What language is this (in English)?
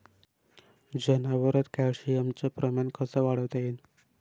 Marathi